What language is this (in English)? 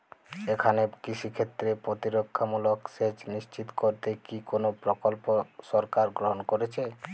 Bangla